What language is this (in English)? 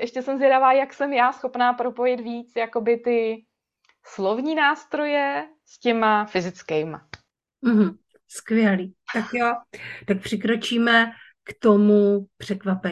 Czech